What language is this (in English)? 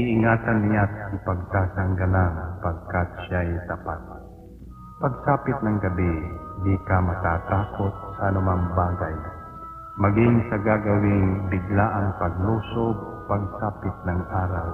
Filipino